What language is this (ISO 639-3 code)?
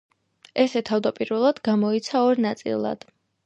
kat